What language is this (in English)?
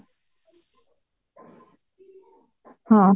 Odia